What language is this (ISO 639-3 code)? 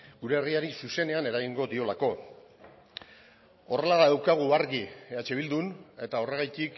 eus